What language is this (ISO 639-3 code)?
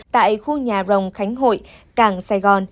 vie